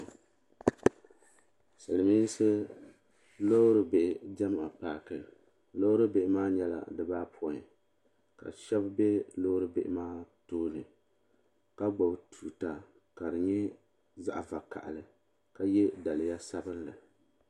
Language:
Dagbani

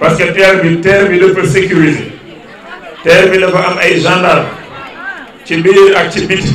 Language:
French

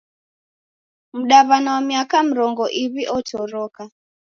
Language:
Taita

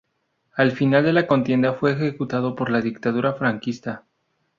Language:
Spanish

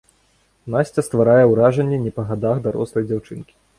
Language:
Belarusian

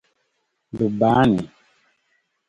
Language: Dagbani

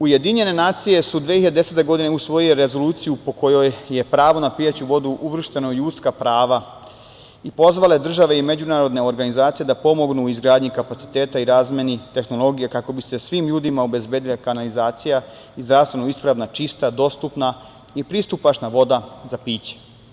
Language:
Serbian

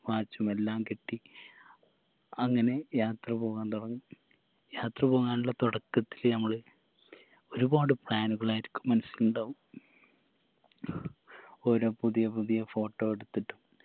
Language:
Malayalam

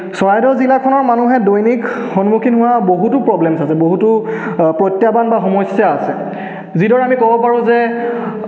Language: Assamese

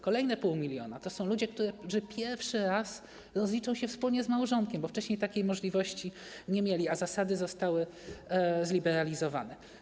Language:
Polish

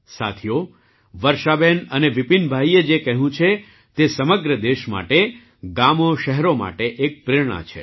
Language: Gujarati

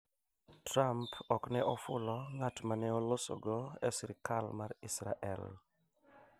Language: Luo (Kenya and Tanzania)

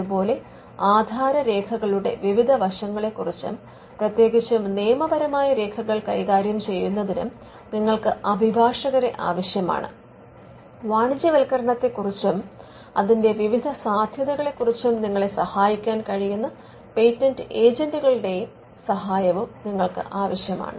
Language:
Malayalam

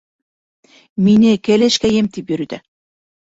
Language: Bashkir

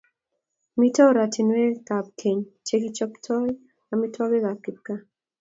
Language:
Kalenjin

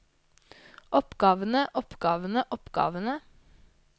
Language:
Norwegian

